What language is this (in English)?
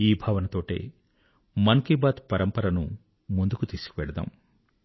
Telugu